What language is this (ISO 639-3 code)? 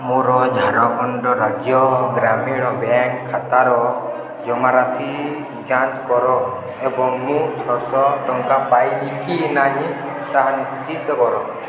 ori